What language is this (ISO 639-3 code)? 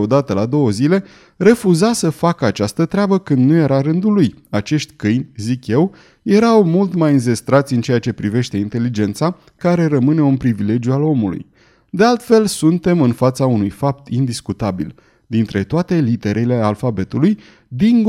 ron